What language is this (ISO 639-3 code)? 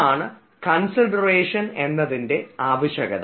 mal